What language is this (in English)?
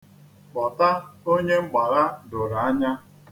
Igbo